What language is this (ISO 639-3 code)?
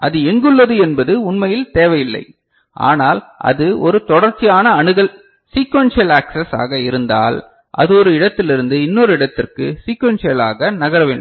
tam